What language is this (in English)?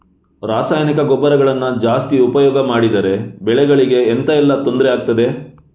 Kannada